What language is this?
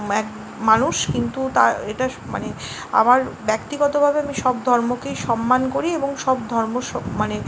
Bangla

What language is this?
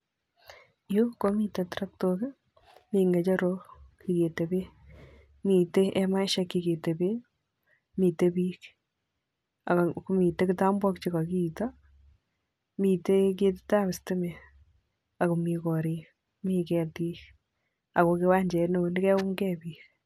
Kalenjin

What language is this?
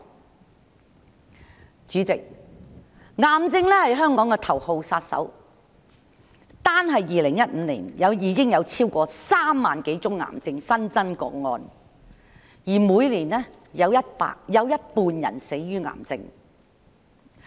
Cantonese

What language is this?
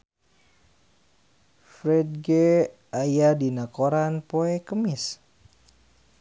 Sundanese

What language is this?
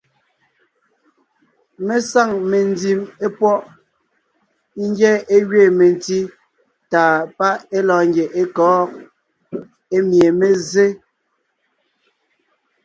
Ngiemboon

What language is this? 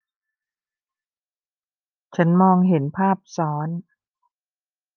Thai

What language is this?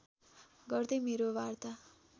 Nepali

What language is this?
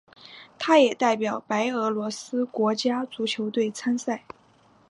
Chinese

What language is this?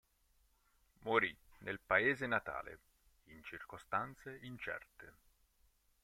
Italian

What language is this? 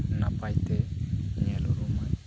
Santali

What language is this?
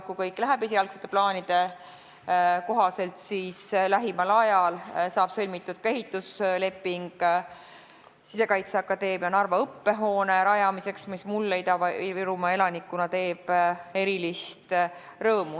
Estonian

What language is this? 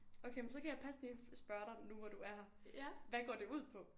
Danish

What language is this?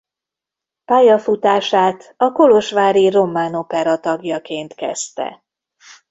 Hungarian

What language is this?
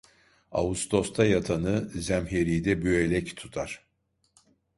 Turkish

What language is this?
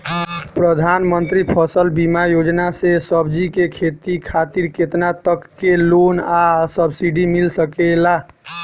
Bhojpuri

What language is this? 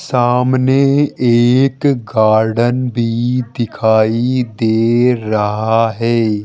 Hindi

